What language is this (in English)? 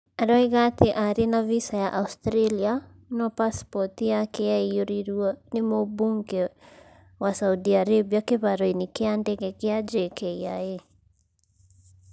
Kikuyu